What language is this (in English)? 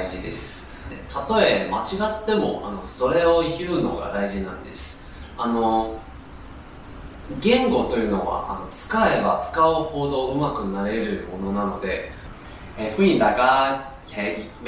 Japanese